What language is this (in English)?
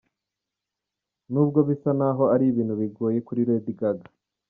Kinyarwanda